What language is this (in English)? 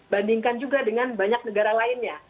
Indonesian